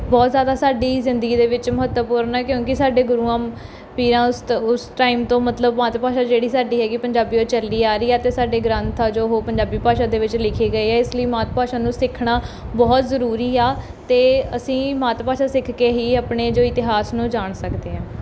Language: Punjabi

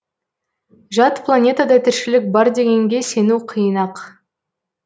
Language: Kazakh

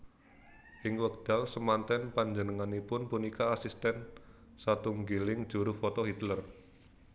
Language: Javanese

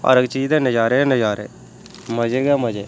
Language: Dogri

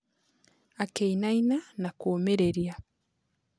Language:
Kikuyu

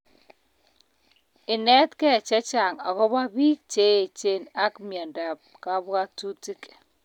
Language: Kalenjin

